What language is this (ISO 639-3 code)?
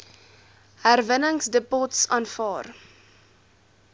afr